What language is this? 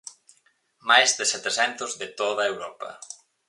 Galician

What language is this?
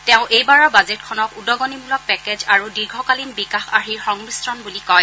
Assamese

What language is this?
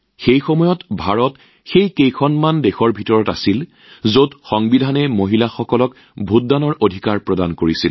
Assamese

